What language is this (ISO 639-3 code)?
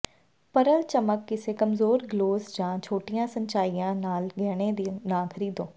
pan